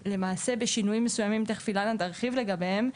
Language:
Hebrew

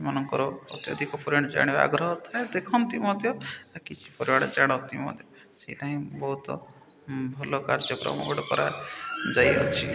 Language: Odia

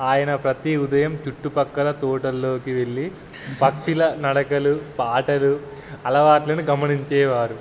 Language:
Telugu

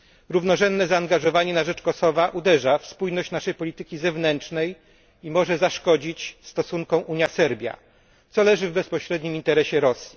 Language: Polish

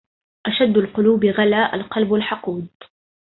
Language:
Arabic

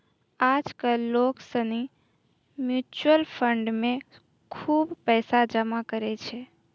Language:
Maithili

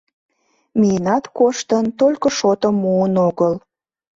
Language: Mari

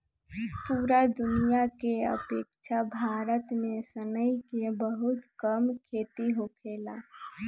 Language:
Bhojpuri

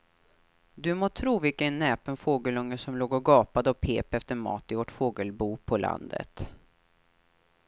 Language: Swedish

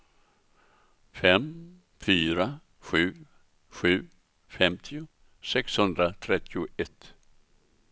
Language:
Swedish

